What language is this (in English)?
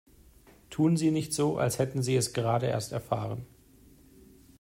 German